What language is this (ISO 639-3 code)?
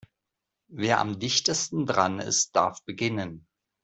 deu